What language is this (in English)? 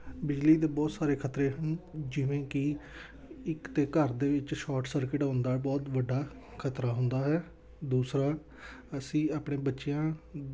Punjabi